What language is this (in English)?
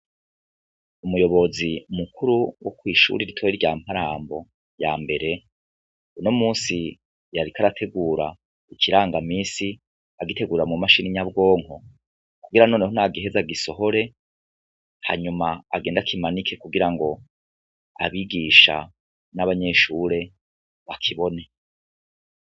Rundi